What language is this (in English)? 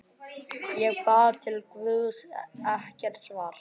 Icelandic